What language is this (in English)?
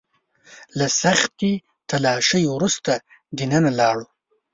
Pashto